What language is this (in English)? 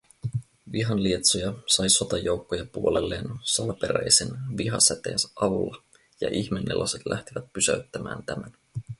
Finnish